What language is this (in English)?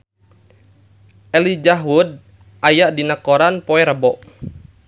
Sundanese